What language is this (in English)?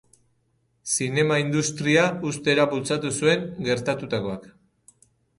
Basque